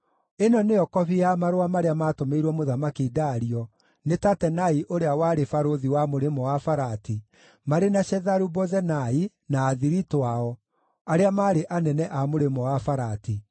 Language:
Kikuyu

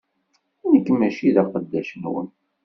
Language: Kabyle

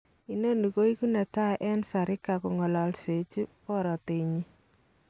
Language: Kalenjin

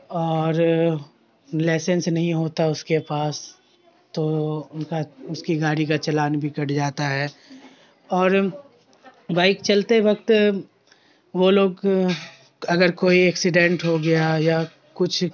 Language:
Urdu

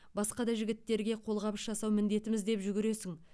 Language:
Kazakh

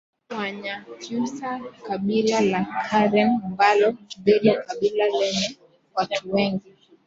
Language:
Swahili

